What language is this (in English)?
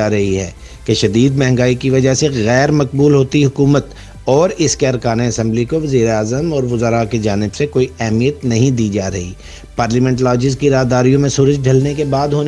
Urdu